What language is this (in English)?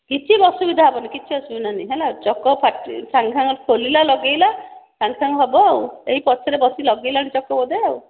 Odia